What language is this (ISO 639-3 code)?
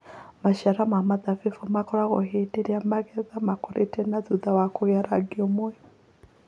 kik